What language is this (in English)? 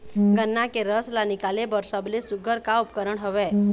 Chhattisgarhi